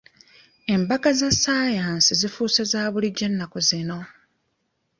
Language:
Ganda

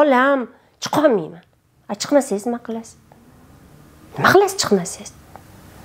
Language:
Turkish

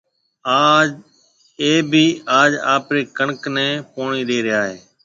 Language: Marwari (Pakistan)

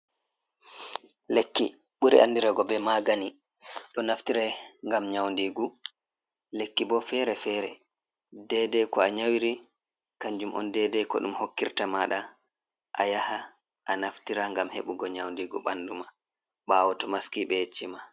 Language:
Fula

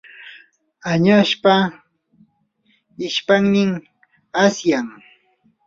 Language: Yanahuanca Pasco Quechua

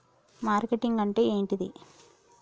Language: Telugu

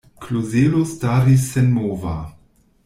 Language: Esperanto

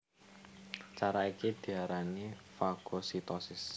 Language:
Javanese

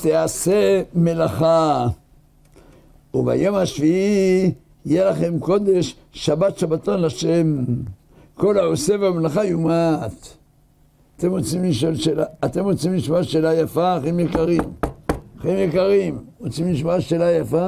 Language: Hebrew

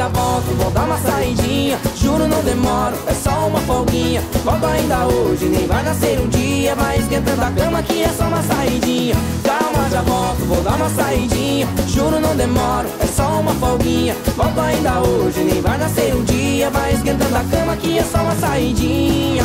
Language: Portuguese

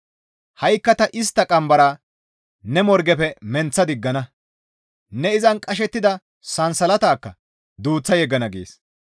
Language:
Gamo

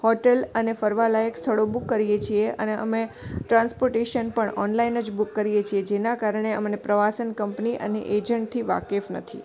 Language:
Gujarati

